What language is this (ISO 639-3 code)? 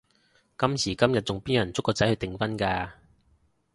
yue